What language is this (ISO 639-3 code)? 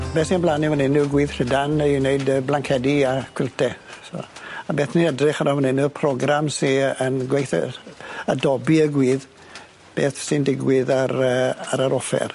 cym